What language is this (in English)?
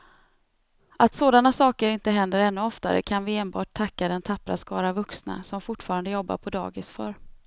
Swedish